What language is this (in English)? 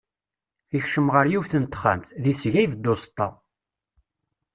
Kabyle